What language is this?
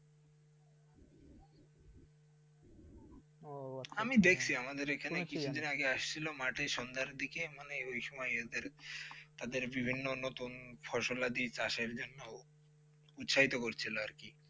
Bangla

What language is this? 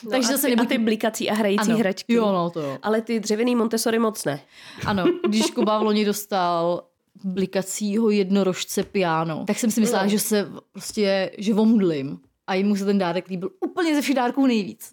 Czech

